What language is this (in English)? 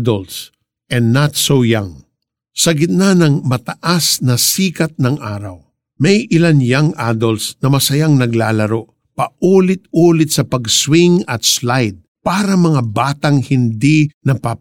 Filipino